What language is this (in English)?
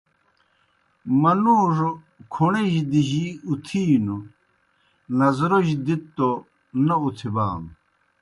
Kohistani Shina